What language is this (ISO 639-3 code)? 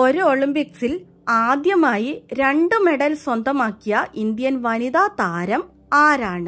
mal